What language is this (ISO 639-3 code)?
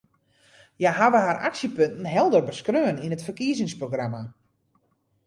fry